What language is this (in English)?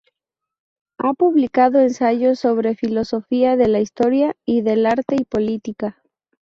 Spanish